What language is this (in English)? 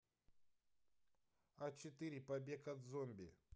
Russian